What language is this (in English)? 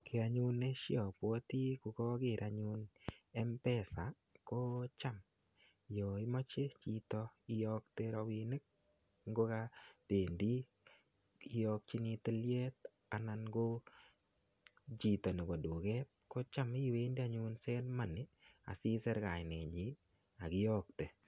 Kalenjin